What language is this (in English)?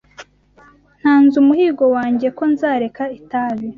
Kinyarwanda